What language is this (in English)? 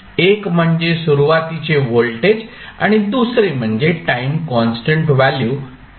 Marathi